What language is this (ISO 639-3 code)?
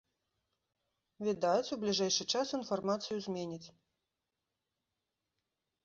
bel